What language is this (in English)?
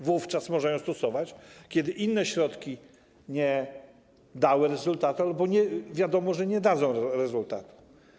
Polish